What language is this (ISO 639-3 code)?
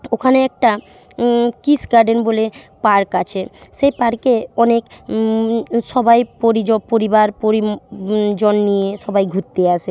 ben